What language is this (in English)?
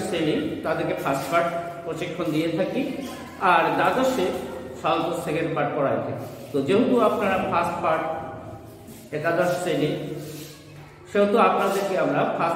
Indonesian